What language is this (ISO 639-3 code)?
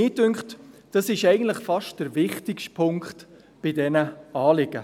gsw